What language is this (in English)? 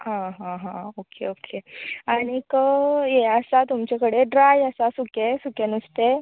Konkani